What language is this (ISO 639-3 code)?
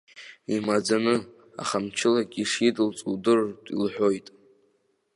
abk